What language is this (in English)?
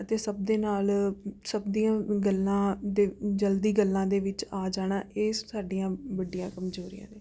Punjabi